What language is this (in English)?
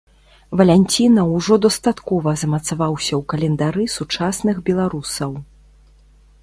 Belarusian